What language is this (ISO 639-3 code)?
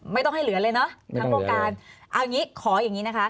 tha